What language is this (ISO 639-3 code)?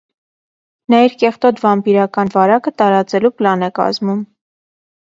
hye